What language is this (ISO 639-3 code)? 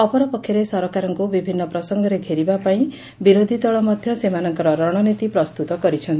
ori